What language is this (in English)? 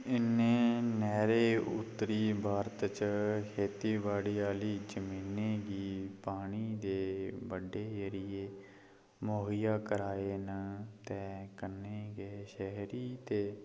Dogri